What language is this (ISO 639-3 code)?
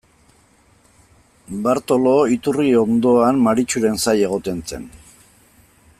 eus